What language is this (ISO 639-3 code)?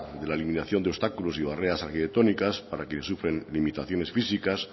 spa